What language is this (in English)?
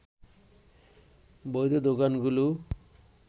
Bangla